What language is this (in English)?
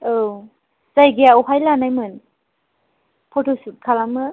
Bodo